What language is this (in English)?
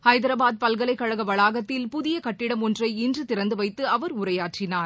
Tamil